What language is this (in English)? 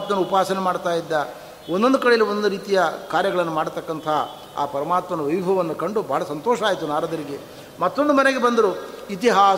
Kannada